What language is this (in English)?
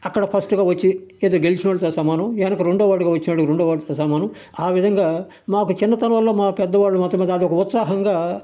Telugu